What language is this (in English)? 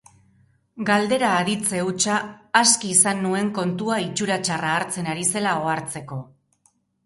Basque